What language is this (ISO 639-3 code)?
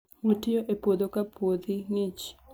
luo